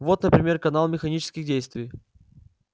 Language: Russian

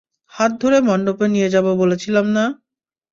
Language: Bangla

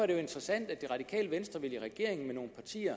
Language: Danish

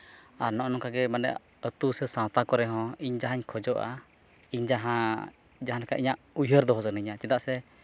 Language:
Santali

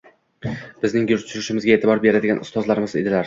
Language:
Uzbek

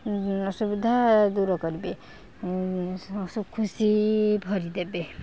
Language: Odia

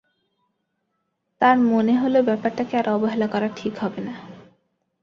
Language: Bangla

